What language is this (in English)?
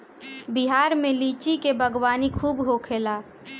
Bhojpuri